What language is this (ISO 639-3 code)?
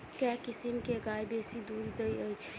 mai